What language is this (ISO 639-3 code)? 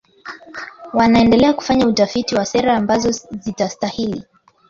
swa